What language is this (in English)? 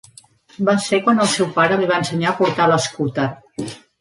Catalan